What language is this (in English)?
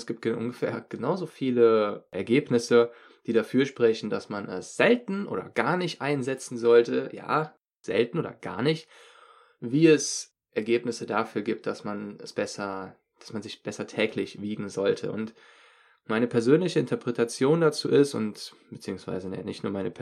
German